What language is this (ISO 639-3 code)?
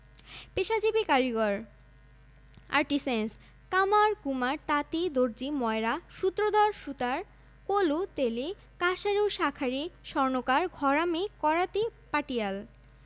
ben